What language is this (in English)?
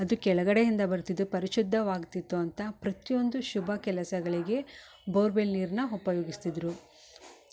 Kannada